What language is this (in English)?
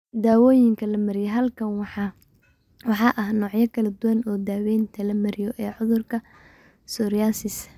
Somali